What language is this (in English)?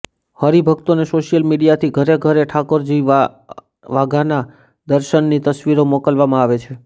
Gujarati